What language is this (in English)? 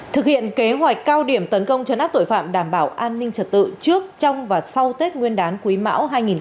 Vietnamese